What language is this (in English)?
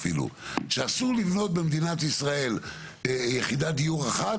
Hebrew